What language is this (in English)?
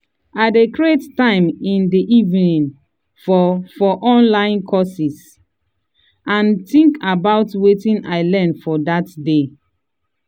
Nigerian Pidgin